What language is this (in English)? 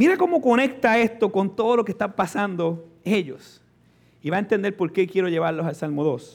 Spanish